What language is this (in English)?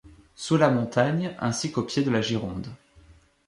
French